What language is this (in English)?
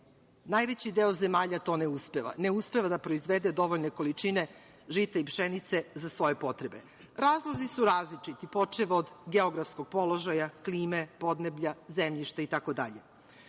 Serbian